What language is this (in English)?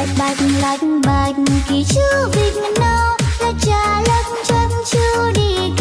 Vietnamese